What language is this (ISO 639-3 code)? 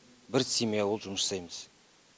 kaz